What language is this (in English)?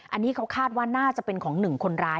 Thai